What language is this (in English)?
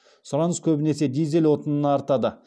Kazakh